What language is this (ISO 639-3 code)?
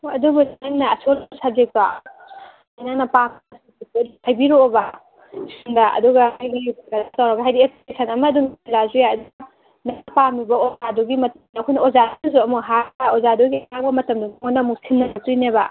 mni